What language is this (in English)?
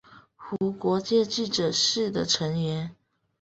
Chinese